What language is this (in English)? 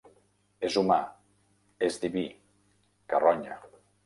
Catalan